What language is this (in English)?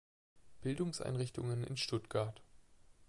German